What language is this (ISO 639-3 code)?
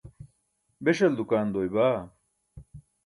bsk